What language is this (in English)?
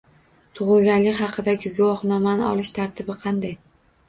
Uzbek